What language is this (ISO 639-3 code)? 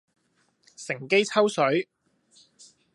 yue